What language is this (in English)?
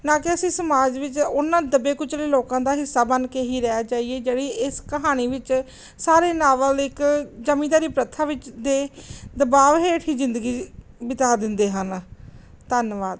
Punjabi